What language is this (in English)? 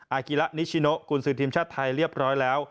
Thai